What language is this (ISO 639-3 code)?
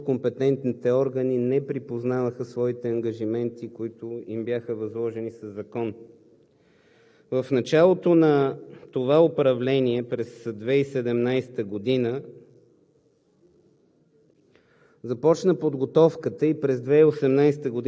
bul